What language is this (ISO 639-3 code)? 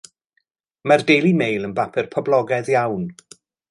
cym